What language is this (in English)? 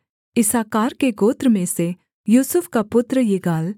Hindi